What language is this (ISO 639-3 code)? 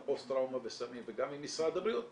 heb